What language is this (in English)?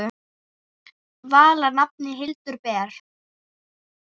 Icelandic